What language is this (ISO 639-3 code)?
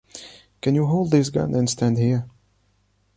eng